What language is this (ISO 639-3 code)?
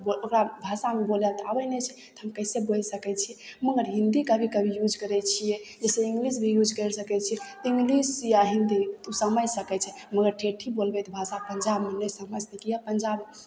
mai